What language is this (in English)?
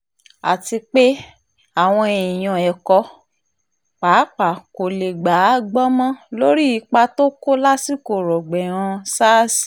Yoruba